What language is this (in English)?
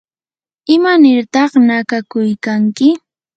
Yanahuanca Pasco Quechua